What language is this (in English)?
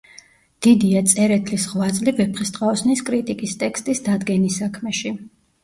Georgian